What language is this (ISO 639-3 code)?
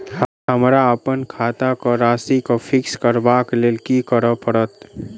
mai